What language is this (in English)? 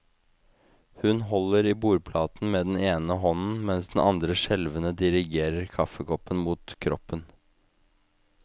Norwegian